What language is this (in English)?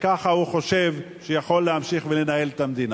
Hebrew